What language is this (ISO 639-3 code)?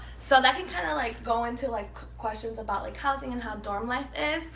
eng